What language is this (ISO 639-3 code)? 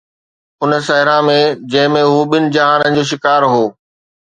snd